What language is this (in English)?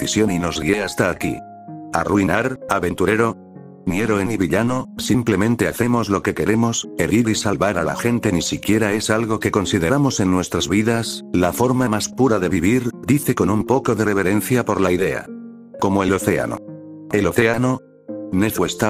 Spanish